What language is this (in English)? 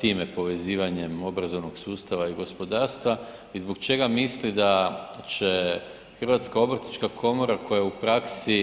Croatian